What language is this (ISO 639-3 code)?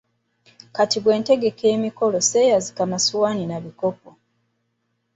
lug